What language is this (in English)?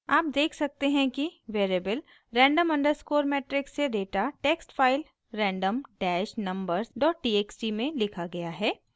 Hindi